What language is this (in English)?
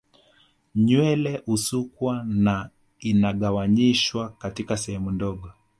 Swahili